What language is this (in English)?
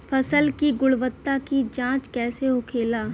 Bhojpuri